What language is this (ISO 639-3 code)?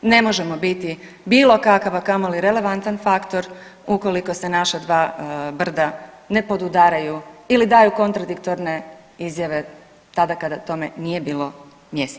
hrv